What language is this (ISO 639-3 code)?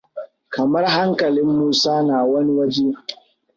hau